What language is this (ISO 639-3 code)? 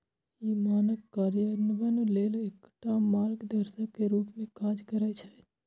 mai